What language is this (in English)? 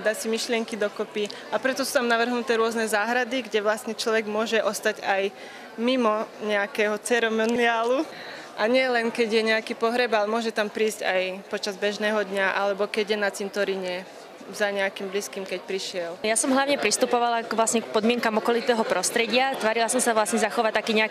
Slovak